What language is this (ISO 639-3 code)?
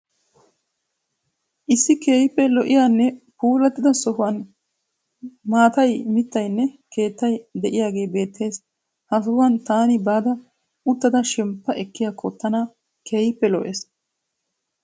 wal